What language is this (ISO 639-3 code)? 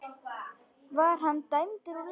isl